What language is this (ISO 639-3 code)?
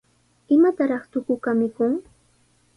qws